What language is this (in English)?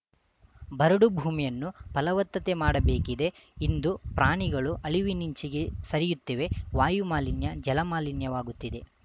Kannada